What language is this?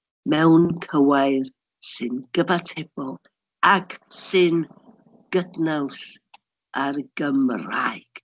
Welsh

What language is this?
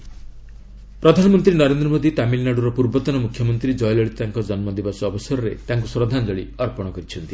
Odia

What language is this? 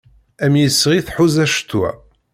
Kabyle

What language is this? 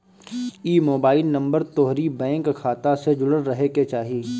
Bhojpuri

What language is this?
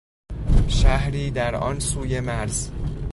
Persian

